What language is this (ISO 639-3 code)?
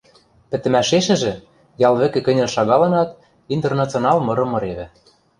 mrj